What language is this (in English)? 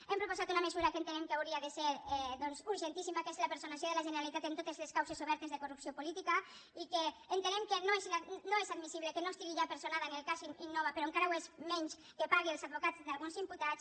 Catalan